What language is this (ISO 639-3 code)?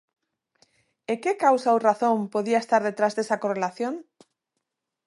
glg